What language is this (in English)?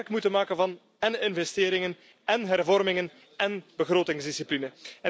Dutch